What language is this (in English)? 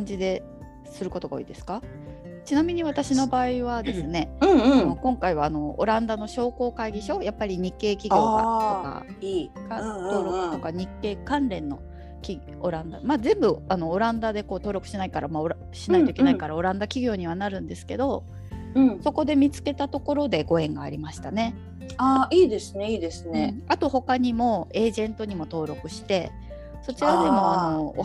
Japanese